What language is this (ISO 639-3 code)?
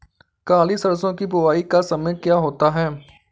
hin